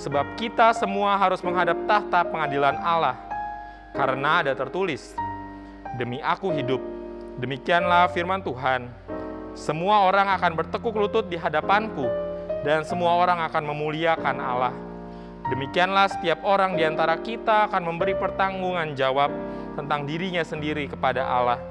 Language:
Indonesian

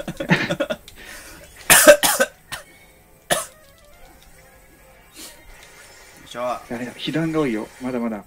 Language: Japanese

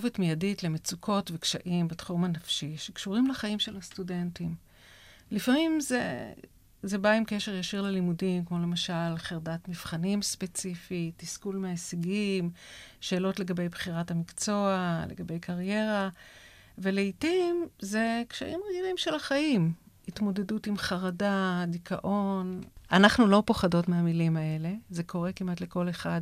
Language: Hebrew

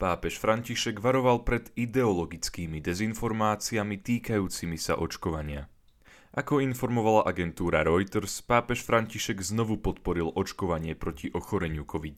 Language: Slovak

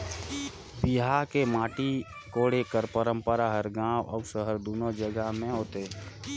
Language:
Chhattisgarhi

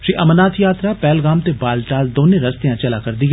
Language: Dogri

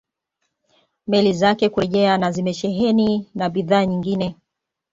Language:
Swahili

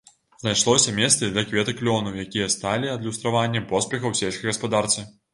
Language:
Belarusian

